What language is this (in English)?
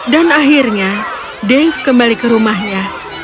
Indonesian